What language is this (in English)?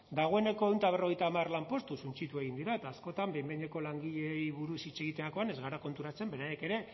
Basque